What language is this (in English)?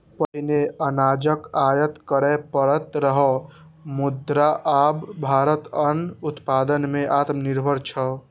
Maithili